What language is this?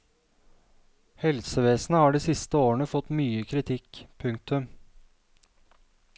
Norwegian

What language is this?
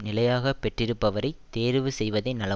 Tamil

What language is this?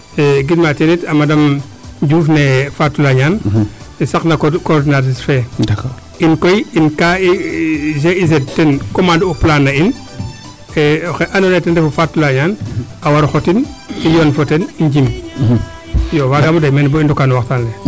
Serer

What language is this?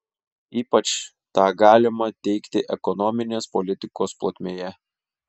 Lithuanian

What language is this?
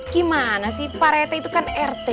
Indonesian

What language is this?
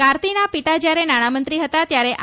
Gujarati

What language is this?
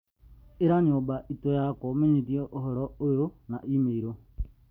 Kikuyu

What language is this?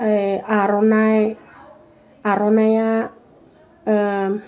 Bodo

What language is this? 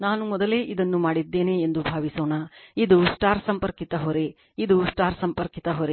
Kannada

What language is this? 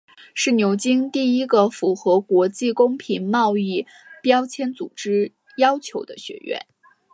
Chinese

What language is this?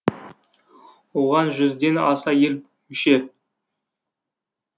Kazakh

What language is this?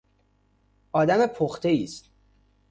Persian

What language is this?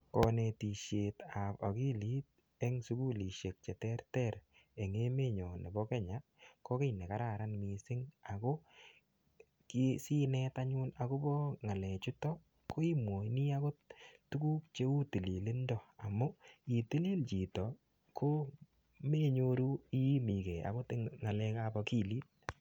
Kalenjin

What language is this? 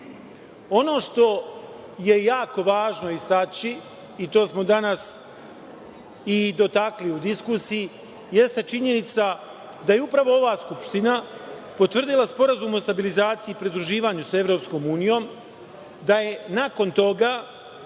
Serbian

